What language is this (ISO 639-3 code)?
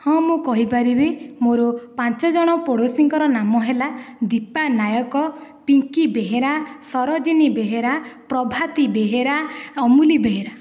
ori